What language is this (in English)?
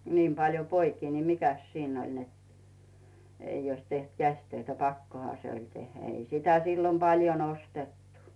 Finnish